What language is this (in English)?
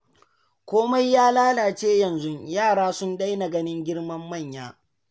Hausa